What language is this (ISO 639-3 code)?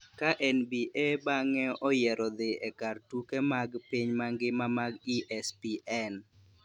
luo